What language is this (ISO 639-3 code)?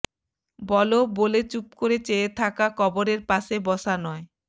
ben